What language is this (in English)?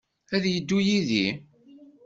Kabyle